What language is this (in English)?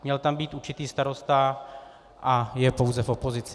Czech